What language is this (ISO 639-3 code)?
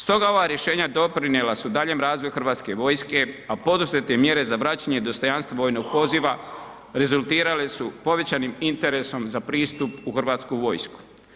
hrv